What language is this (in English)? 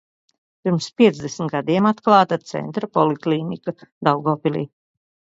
Latvian